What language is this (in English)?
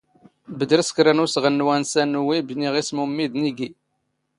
Standard Moroccan Tamazight